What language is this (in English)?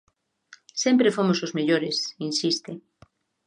Galician